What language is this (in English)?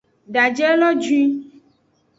Aja (Benin)